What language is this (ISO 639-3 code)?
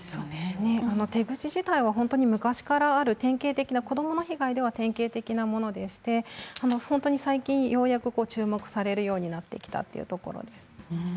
jpn